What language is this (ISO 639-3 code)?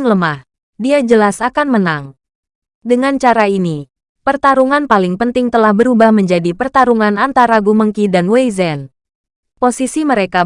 ind